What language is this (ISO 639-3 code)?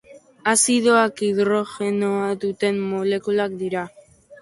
eus